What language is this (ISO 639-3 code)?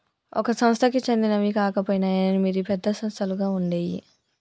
tel